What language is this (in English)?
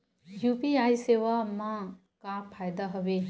Chhattisgarhi